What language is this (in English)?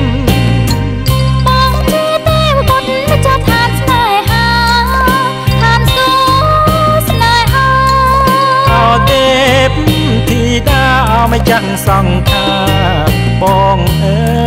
Thai